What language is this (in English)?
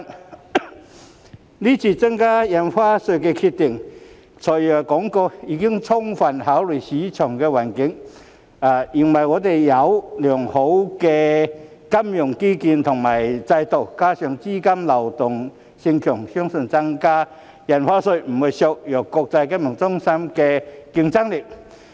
Cantonese